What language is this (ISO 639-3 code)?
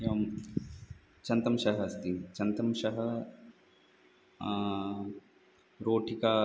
san